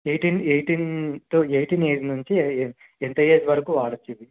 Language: Telugu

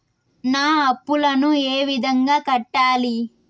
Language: Telugu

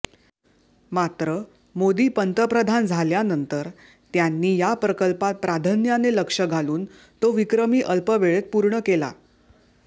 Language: Marathi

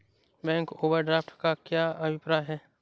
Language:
Hindi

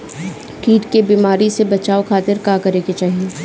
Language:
Bhojpuri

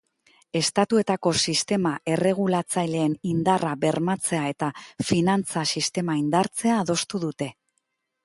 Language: Basque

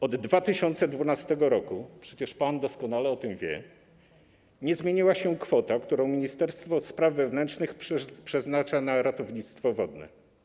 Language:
Polish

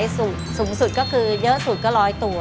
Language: Thai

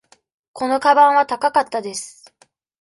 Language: Japanese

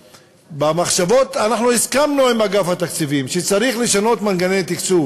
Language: Hebrew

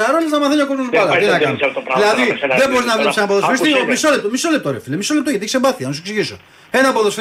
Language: Greek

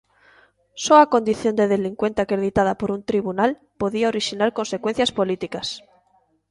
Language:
Galician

